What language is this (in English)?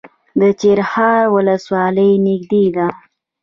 Pashto